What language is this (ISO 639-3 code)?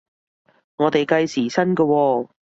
yue